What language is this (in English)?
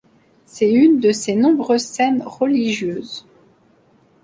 French